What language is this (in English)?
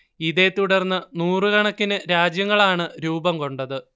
Malayalam